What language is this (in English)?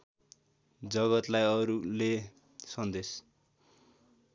Nepali